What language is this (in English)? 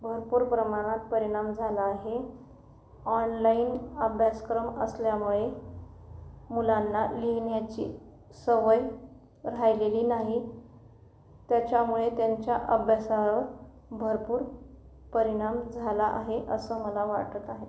Marathi